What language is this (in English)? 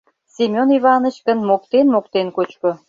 Mari